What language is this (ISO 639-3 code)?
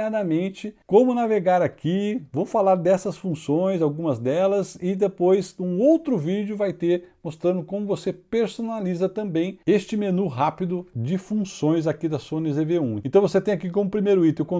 por